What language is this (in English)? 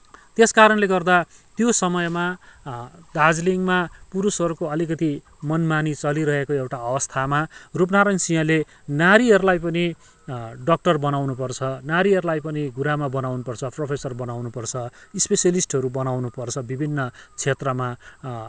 Nepali